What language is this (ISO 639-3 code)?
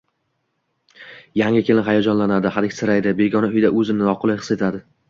uzb